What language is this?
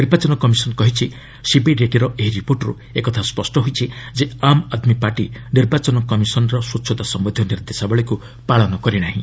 Odia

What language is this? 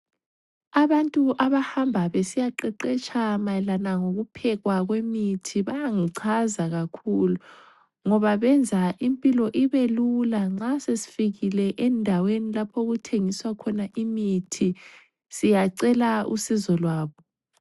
North Ndebele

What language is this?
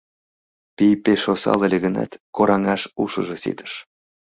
Mari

